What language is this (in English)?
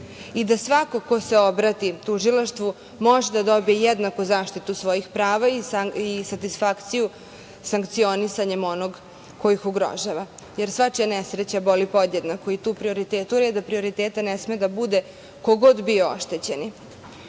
Serbian